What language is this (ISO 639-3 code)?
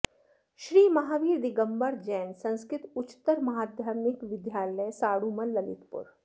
san